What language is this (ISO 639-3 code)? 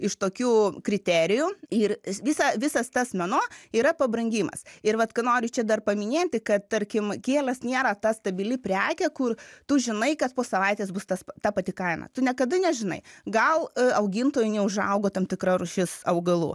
lit